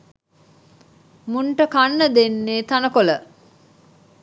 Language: Sinhala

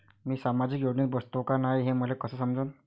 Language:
Marathi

